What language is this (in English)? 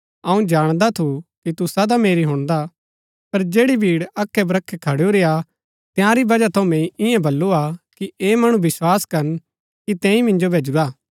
Gaddi